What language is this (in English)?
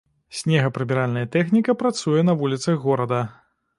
Belarusian